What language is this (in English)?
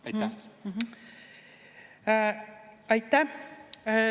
Estonian